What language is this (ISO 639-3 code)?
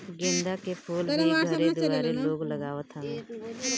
bho